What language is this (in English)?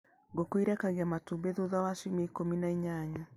Kikuyu